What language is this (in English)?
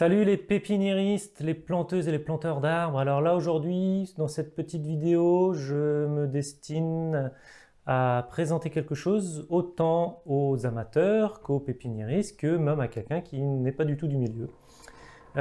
French